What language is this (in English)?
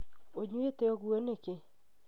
Kikuyu